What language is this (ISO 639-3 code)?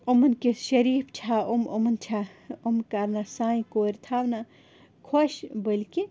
kas